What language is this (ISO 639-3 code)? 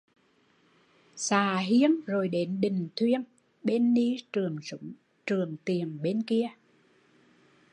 vie